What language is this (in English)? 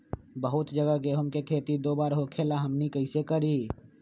Magahi